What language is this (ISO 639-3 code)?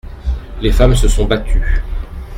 fra